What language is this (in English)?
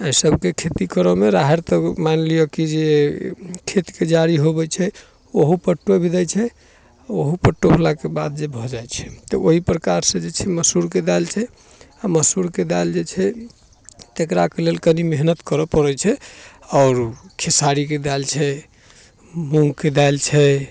Maithili